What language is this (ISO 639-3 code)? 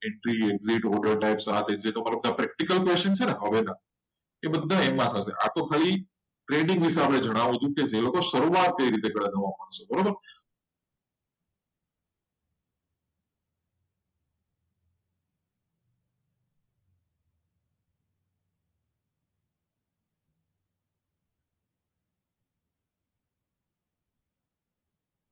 guj